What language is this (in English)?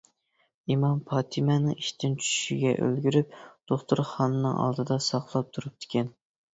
Uyghur